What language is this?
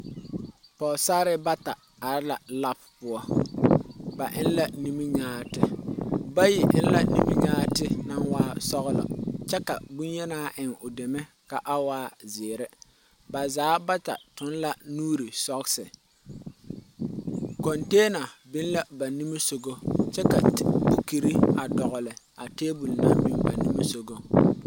Southern Dagaare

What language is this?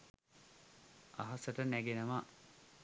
Sinhala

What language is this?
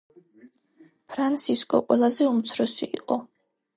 Georgian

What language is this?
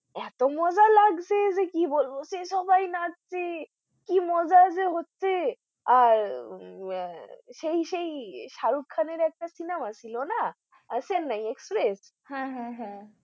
Bangla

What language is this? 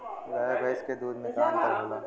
Bhojpuri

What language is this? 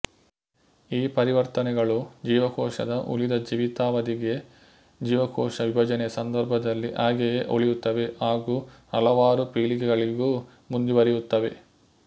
Kannada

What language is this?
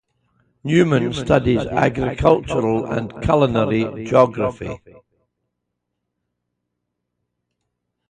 English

